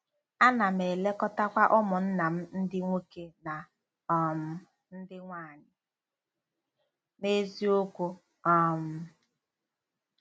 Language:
Igbo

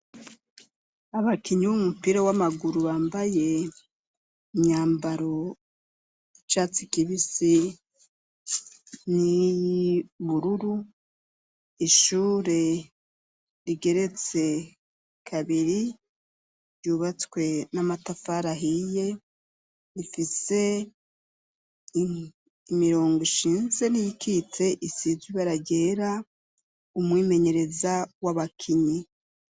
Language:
Rundi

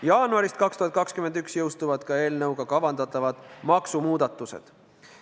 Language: Estonian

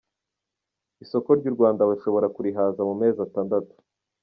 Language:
Kinyarwanda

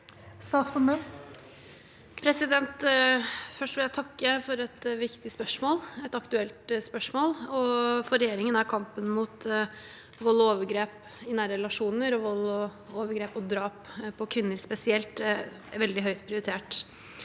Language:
Norwegian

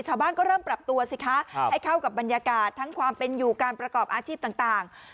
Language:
Thai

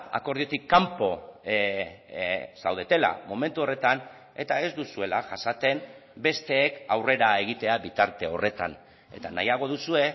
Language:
Basque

